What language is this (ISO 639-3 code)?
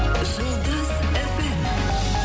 kaz